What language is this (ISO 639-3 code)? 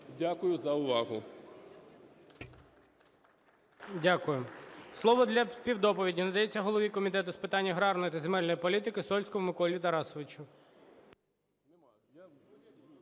ukr